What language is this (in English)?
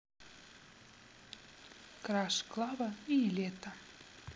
Russian